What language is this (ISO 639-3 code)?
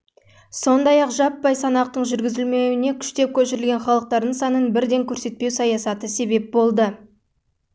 kaz